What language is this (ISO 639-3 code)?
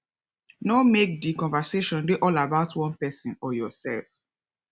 pcm